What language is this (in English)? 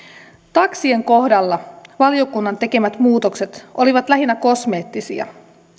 Finnish